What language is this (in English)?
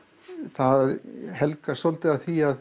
Icelandic